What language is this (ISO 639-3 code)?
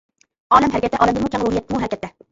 uig